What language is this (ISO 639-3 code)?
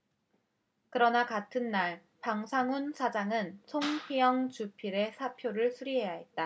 kor